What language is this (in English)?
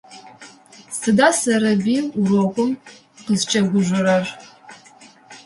Adyghe